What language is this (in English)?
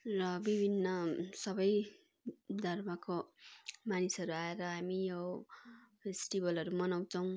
Nepali